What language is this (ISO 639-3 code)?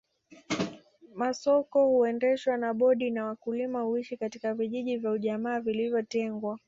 swa